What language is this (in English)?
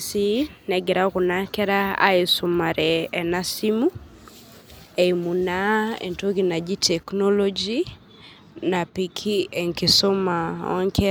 Masai